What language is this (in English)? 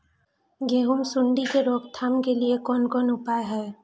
Maithili